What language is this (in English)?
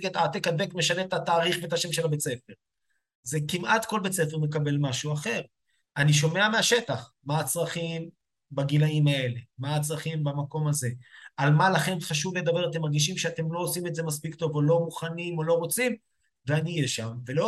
Hebrew